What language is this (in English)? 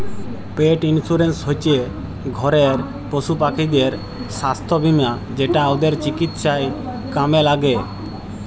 Bangla